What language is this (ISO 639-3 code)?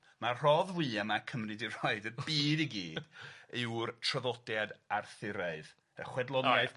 cym